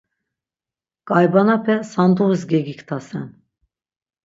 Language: Laz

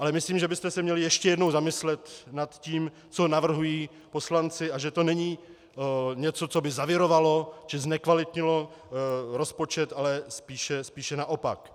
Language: Czech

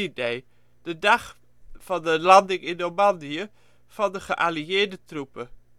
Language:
Dutch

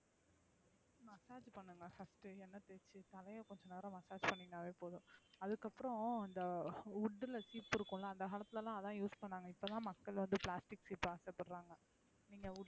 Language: Tamil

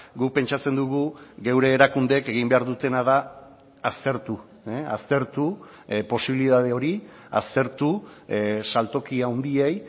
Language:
Basque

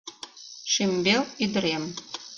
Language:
Mari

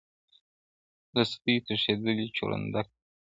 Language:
Pashto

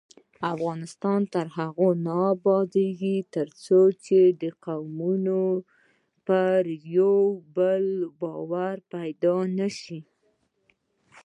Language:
Pashto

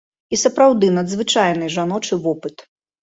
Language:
Belarusian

